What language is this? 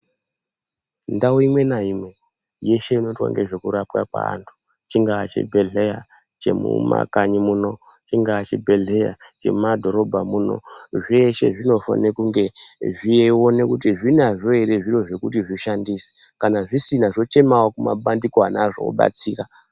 Ndau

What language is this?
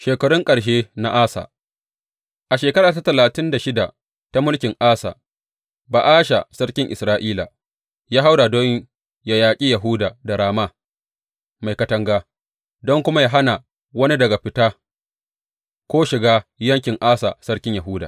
Hausa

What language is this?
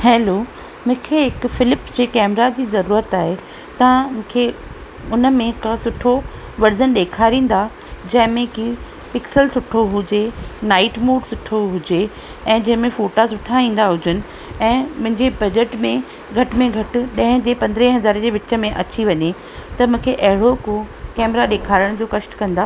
Sindhi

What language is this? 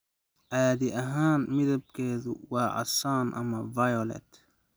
Somali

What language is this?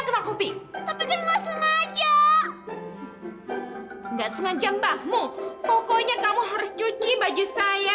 Indonesian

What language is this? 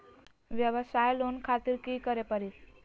Magahi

